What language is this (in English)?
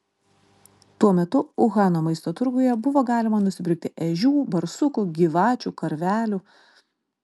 Lithuanian